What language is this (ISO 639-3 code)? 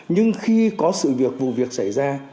vie